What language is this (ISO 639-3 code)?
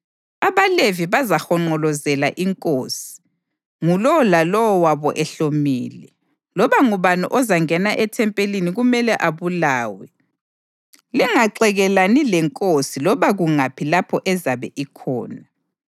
nde